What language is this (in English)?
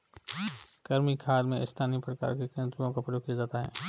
Hindi